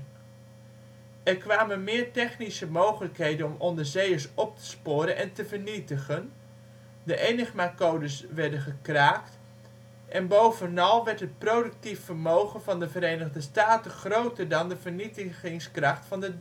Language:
Dutch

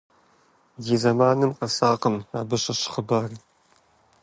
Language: Kabardian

